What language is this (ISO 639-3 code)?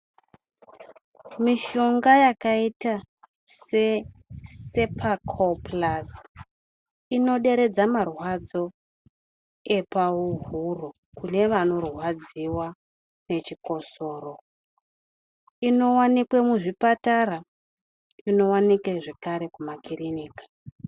ndc